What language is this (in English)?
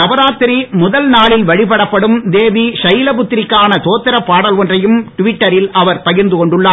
Tamil